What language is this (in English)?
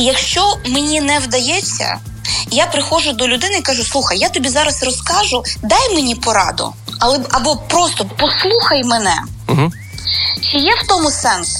Ukrainian